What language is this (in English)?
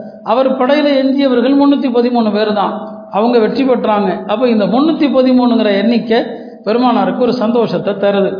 Tamil